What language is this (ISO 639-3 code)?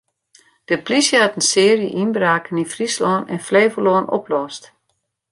fry